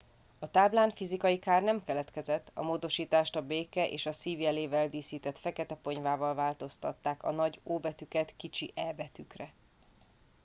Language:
Hungarian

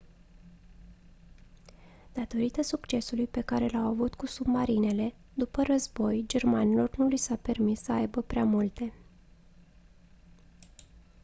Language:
Romanian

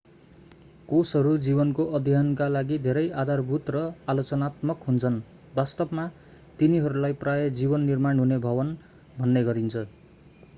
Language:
Nepali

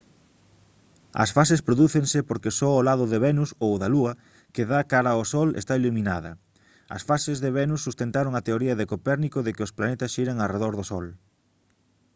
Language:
Galician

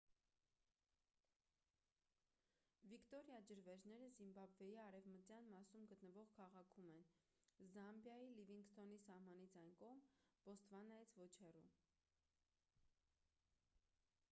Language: Armenian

